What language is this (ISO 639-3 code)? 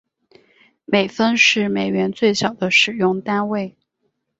zho